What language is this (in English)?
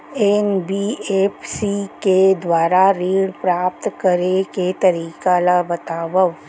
Chhattisgarhi